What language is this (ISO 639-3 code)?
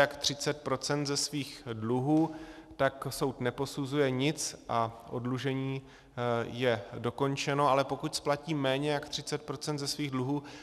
ces